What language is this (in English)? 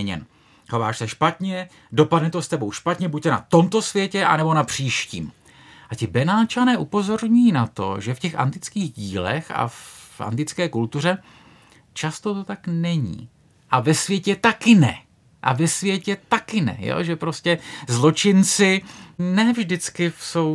Czech